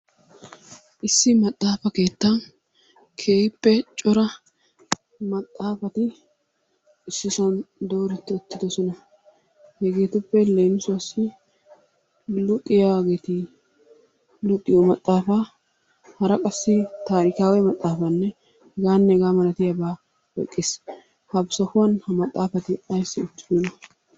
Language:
Wolaytta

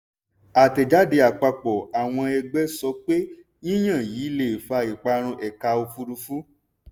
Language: Yoruba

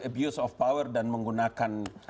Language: Indonesian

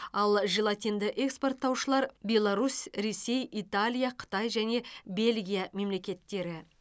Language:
Kazakh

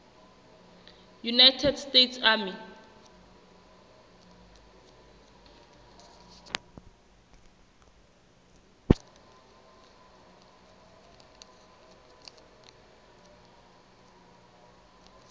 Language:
Southern Sotho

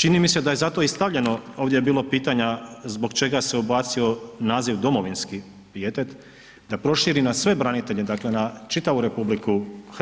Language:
Croatian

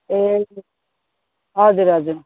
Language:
Nepali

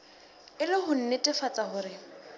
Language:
Southern Sotho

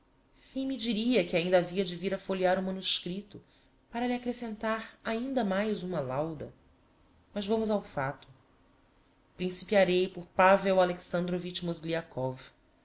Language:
Portuguese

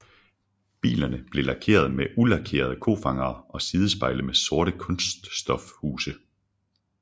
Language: Danish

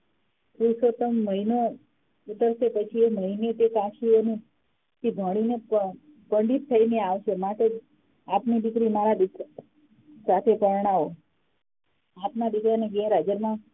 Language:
Gujarati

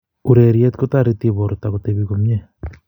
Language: Kalenjin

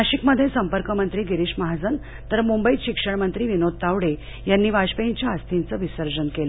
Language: Marathi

